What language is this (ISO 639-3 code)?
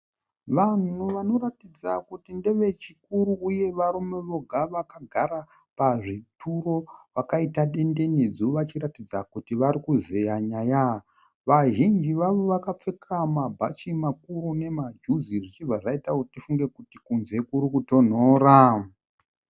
sna